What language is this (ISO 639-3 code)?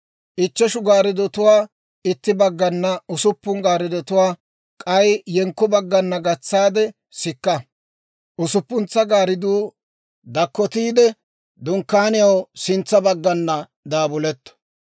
dwr